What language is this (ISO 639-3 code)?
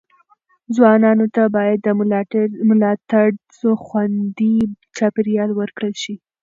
pus